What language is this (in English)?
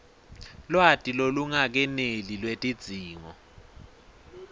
Swati